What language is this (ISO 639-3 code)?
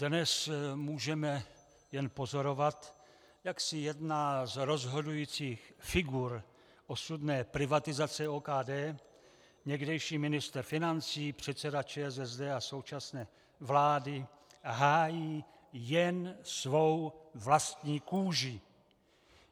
ces